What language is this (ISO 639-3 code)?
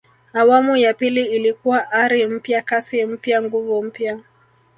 swa